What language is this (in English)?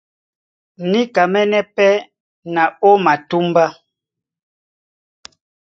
Duala